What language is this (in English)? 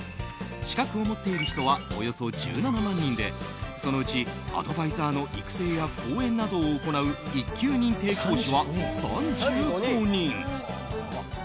Japanese